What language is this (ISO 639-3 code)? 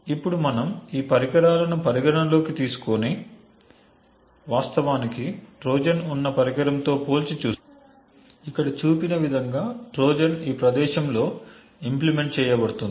tel